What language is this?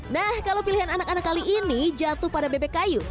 Indonesian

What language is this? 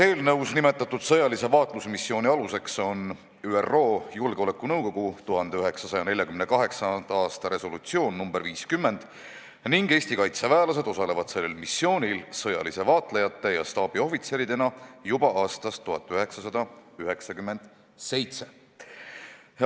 Estonian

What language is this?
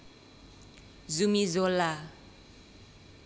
Javanese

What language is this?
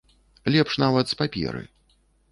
Belarusian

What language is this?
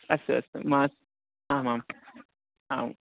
Sanskrit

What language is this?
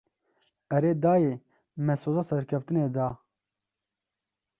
Kurdish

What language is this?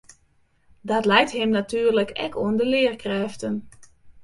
Western Frisian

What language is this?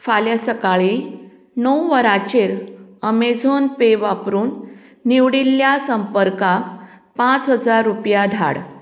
Konkani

